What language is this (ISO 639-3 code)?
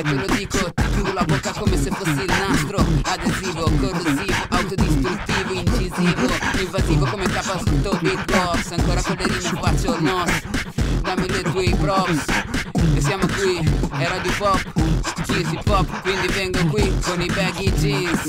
ita